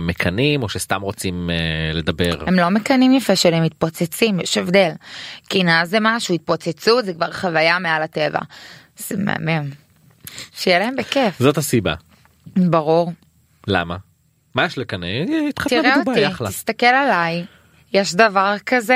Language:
Hebrew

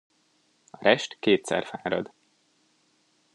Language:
Hungarian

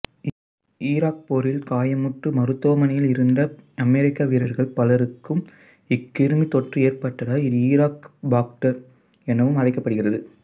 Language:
Tamil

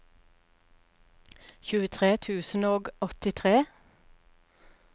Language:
Norwegian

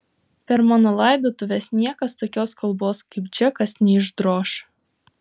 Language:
Lithuanian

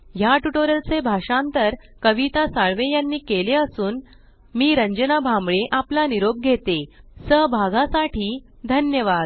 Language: Marathi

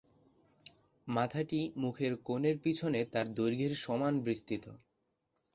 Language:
Bangla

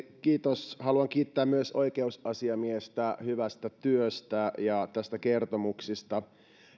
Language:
Finnish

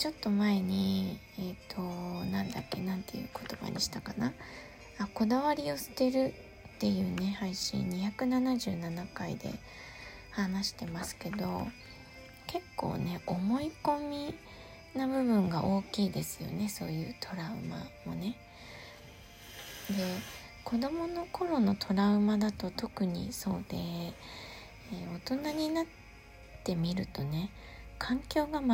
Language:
Japanese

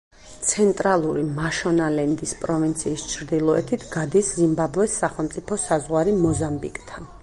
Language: Georgian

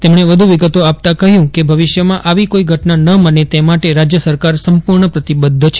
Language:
Gujarati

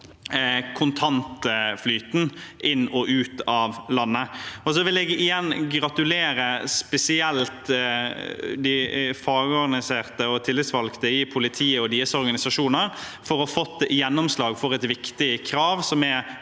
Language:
Norwegian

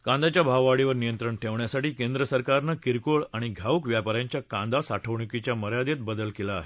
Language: Marathi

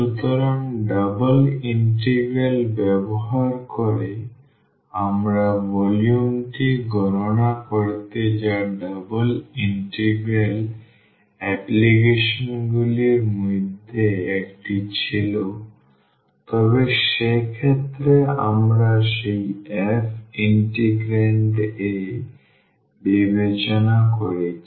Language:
Bangla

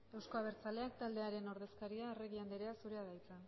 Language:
Basque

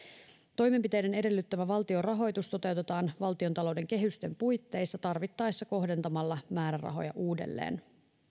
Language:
Finnish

